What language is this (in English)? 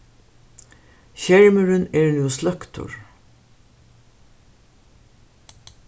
Faroese